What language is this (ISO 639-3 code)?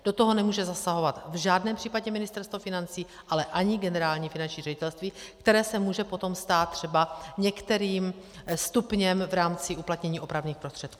ces